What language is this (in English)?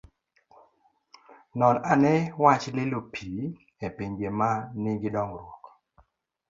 Luo (Kenya and Tanzania)